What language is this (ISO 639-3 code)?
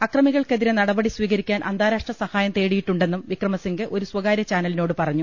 mal